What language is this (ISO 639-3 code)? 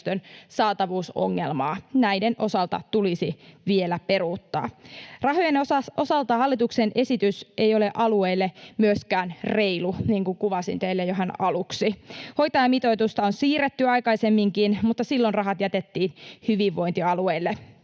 fin